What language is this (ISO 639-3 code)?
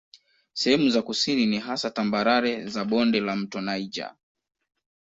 swa